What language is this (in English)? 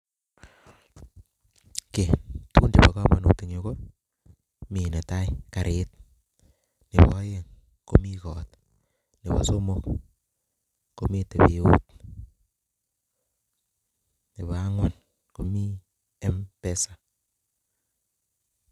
Kalenjin